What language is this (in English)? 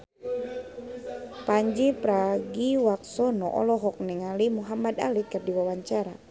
Sundanese